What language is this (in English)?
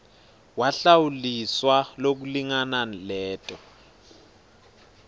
Swati